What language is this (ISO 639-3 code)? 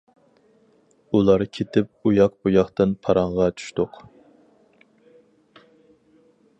uig